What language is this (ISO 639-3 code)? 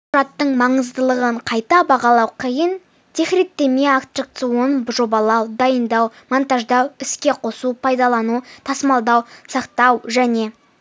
kaz